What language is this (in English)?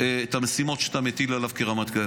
Hebrew